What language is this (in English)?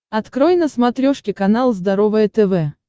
Russian